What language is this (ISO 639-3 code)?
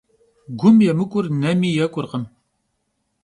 kbd